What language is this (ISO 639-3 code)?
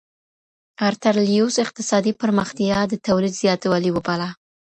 pus